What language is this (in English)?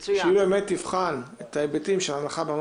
Hebrew